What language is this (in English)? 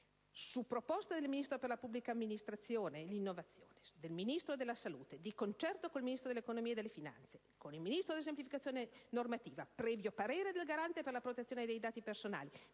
Italian